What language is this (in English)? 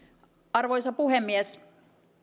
Finnish